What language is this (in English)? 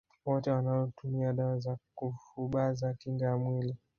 Swahili